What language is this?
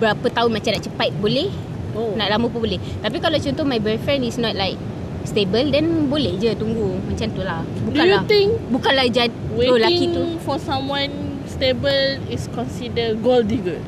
Malay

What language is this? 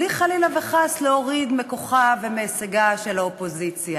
Hebrew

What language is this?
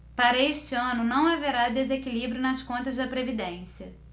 Portuguese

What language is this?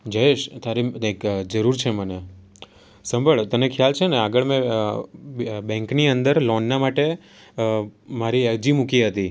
Gujarati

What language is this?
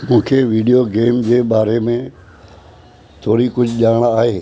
Sindhi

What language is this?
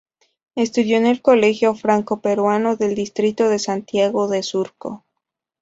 Spanish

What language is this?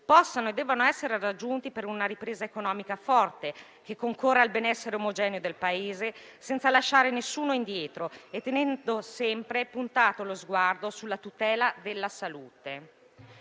Italian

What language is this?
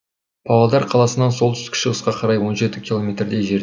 Kazakh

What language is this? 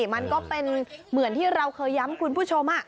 Thai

